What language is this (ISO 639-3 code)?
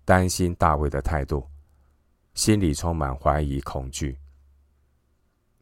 zho